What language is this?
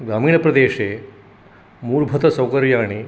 Sanskrit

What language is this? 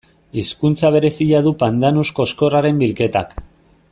Basque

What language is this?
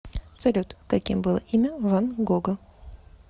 Russian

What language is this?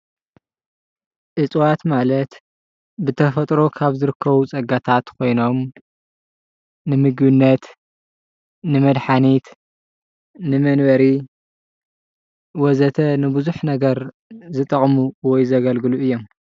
Tigrinya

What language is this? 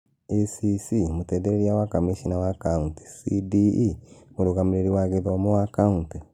Kikuyu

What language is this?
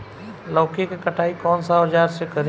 Bhojpuri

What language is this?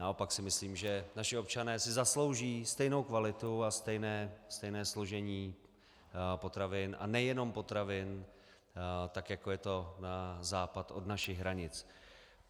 Czech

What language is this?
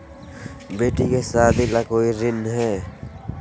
Magahi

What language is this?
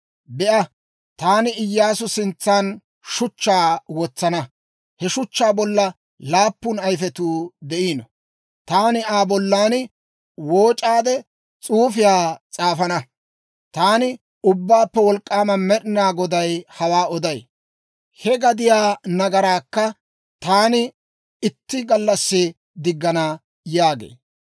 Dawro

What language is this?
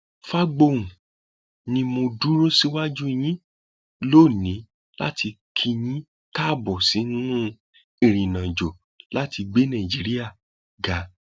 Yoruba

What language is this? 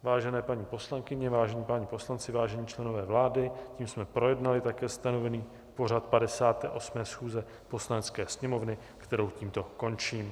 Czech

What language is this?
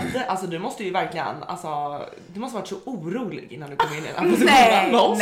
Swedish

